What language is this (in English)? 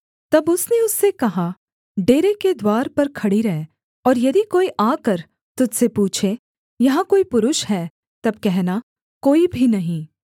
Hindi